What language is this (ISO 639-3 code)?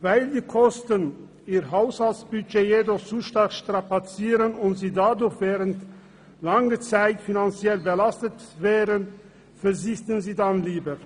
gsw